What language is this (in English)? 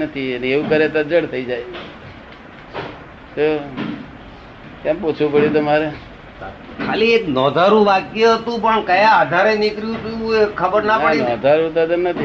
Gujarati